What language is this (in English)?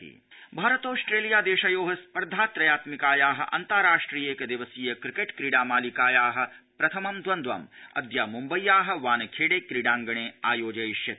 Sanskrit